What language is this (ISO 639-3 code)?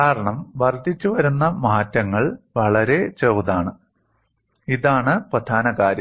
mal